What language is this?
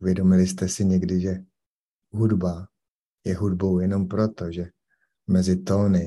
Czech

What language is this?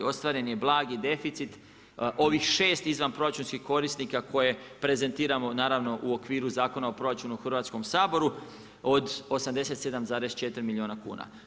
Croatian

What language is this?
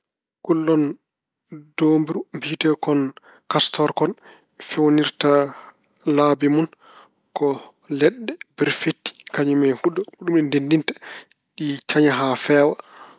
Fula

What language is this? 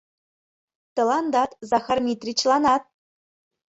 Mari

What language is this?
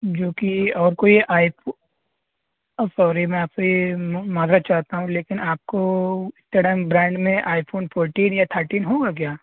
Urdu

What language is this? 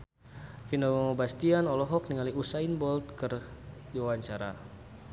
Sundanese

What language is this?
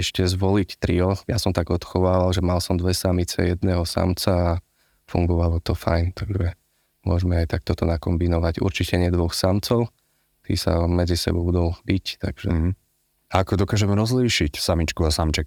Slovak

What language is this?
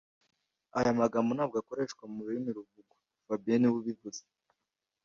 Kinyarwanda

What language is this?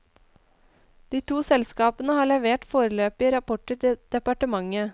Norwegian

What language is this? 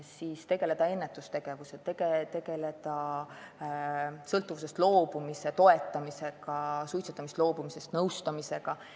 Estonian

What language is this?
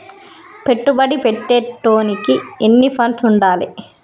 Telugu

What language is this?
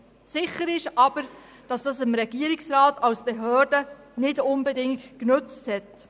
Swiss German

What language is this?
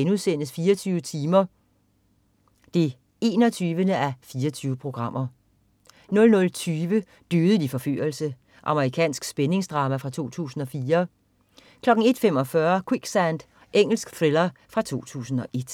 Danish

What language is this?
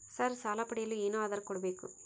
Kannada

